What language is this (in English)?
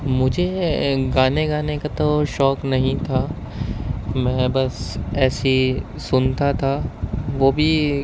Urdu